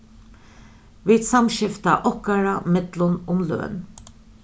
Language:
Faroese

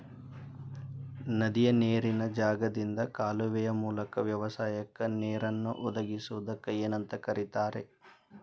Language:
Kannada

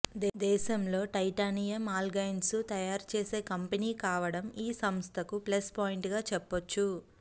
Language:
Telugu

